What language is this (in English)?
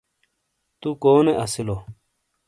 Shina